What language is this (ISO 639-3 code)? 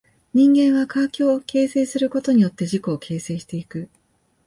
jpn